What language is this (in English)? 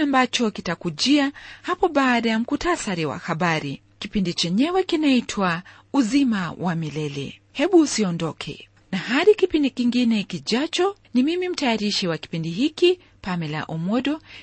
Swahili